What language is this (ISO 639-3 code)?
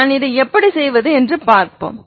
tam